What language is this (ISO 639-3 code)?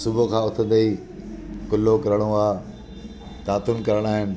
snd